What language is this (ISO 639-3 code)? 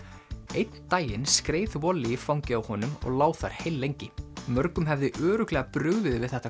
isl